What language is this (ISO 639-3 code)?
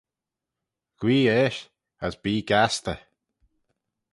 glv